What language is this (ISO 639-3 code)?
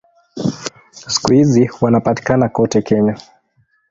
swa